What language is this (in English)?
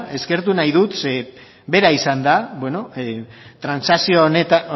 Basque